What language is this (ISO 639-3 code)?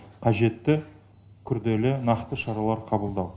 kaz